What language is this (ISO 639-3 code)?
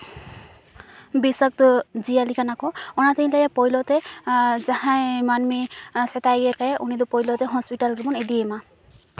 sat